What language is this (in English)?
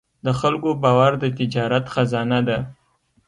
Pashto